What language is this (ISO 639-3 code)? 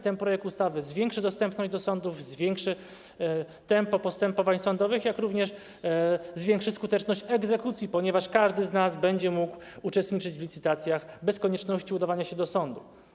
pol